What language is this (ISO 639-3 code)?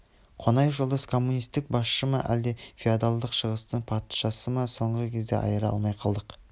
kaz